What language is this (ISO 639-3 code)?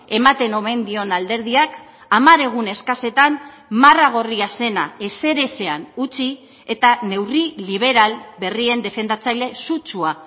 eus